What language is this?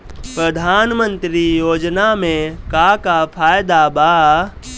Bhojpuri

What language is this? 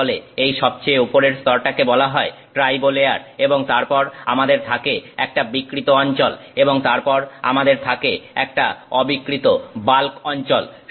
Bangla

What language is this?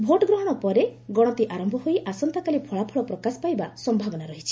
Odia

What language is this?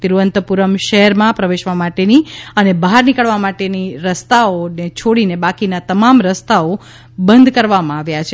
Gujarati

